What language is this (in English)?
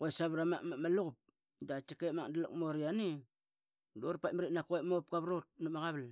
Qaqet